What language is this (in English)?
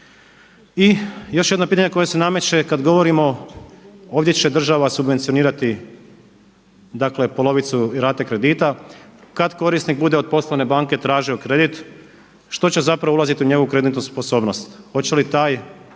Croatian